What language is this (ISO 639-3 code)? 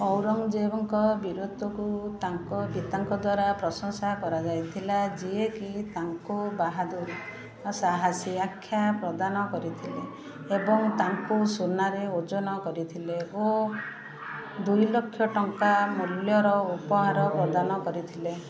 ori